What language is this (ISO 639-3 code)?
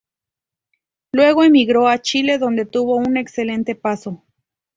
spa